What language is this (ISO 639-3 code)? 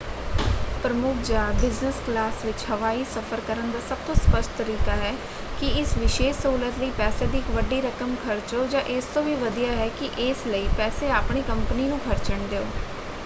pan